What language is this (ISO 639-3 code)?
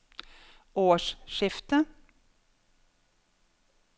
nor